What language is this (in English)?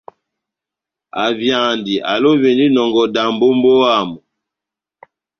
Batanga